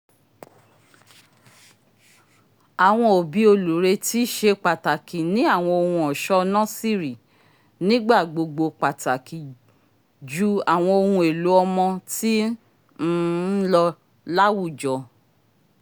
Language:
Yoruba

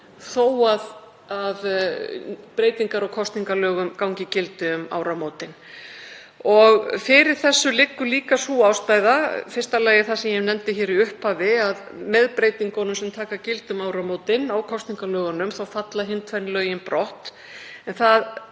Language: Icelandic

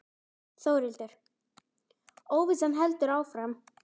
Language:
Icelandic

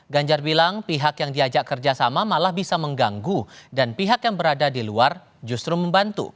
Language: Indonesian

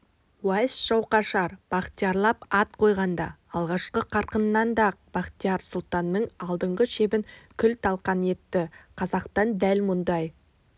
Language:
Kazakh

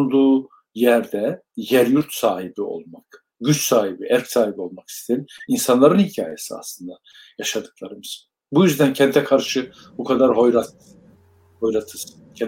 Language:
Turkish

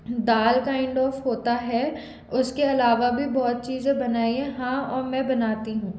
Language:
Hindi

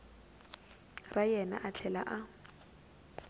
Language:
Tsonga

